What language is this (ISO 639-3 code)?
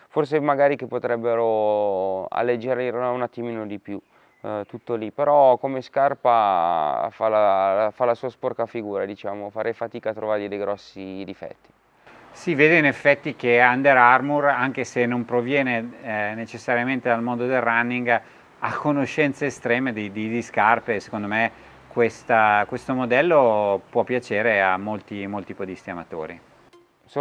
ita